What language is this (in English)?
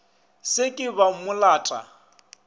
Northern Sotho